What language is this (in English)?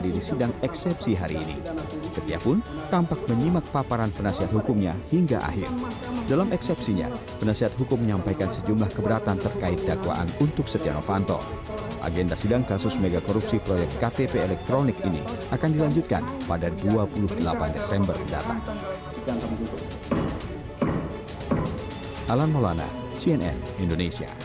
Indonesian